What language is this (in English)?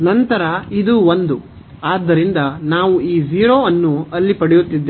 Kannada